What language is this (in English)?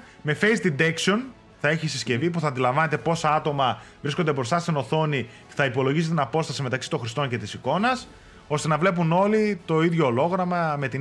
Greek